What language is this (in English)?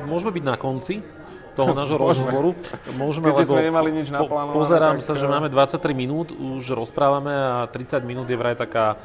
Slovak